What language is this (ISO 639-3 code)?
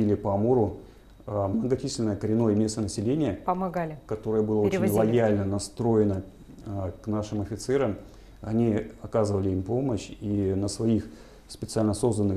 rus